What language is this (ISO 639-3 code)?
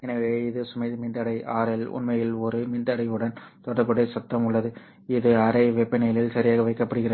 tam